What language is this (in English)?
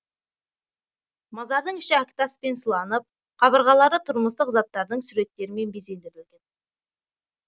Kazakh